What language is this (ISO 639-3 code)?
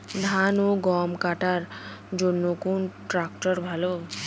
ben